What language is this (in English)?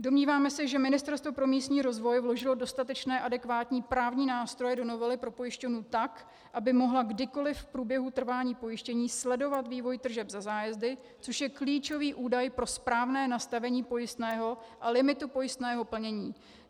Czech